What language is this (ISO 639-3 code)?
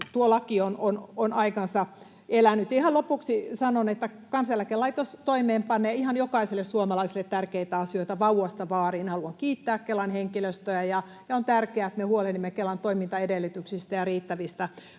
fin